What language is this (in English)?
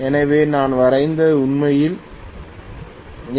Tamil